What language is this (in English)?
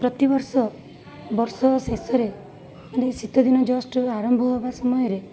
Odia